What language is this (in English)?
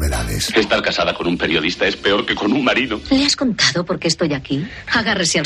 Spanish